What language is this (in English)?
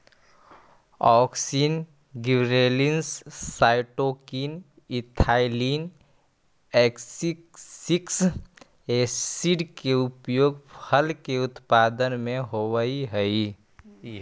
Magahi